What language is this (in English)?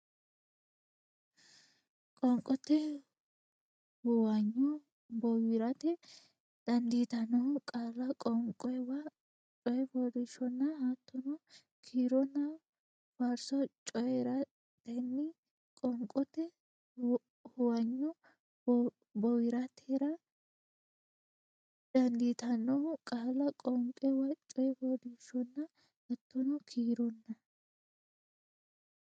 Sidamo